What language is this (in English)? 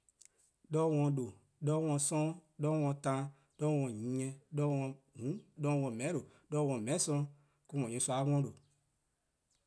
Eastern Krahn